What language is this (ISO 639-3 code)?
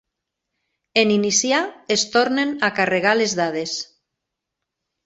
cat